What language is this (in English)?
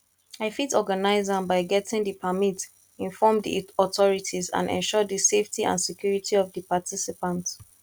Nigerian Pidgin